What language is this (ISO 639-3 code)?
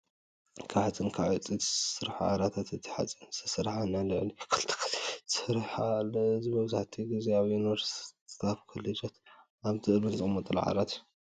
tir